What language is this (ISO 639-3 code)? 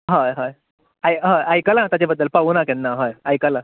kok